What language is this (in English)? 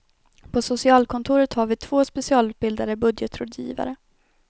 Swedish